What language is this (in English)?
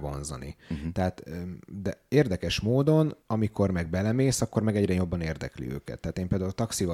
Hungarian